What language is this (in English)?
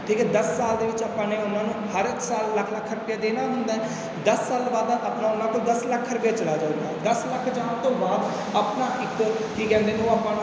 Punjabi